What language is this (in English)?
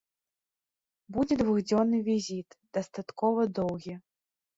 Belarusian